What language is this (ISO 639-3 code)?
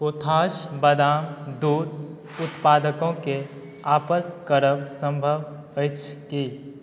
mai